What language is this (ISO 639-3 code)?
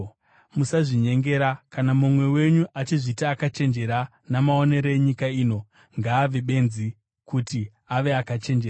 sna